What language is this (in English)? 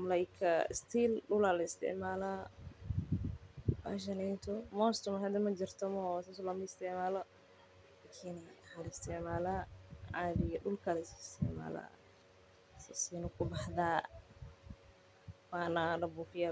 Somali